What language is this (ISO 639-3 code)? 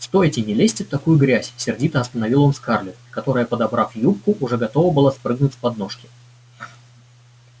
rus